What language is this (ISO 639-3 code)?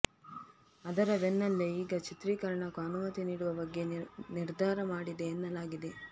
kan